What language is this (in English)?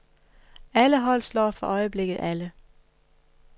Danish